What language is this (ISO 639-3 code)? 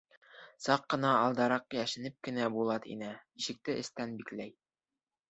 bak